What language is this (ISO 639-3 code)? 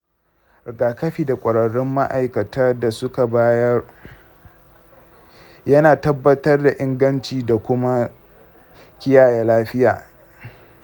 hau